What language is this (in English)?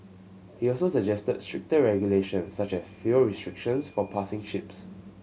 English